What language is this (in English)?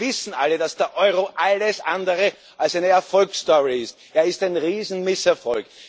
German